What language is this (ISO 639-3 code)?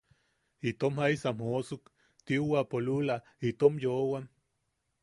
yaq